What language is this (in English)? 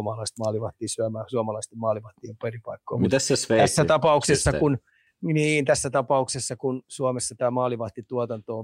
Finnish